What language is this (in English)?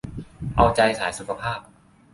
Thai